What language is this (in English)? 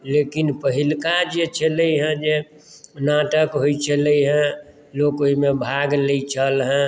Maithili